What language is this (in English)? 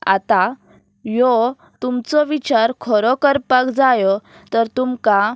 Konkani